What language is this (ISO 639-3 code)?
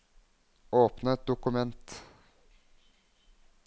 nor